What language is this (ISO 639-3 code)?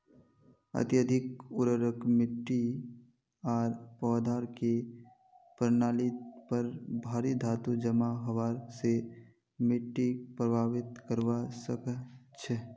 mag